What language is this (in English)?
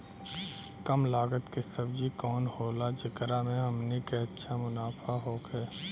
Bhojpuri